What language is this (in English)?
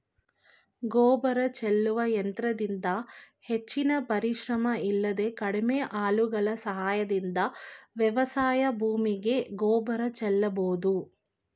Kannada